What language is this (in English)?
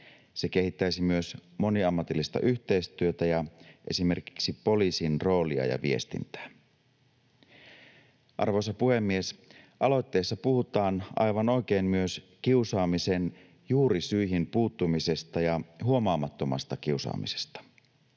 Finnish